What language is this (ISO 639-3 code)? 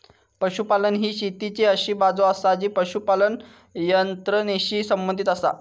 mar